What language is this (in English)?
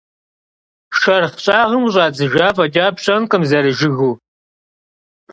Kabardian